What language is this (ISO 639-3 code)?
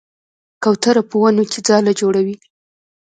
pus